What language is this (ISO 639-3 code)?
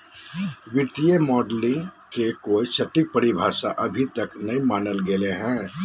mag